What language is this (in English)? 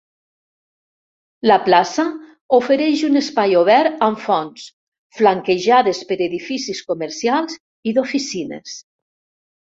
Catalan